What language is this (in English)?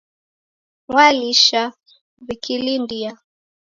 Taita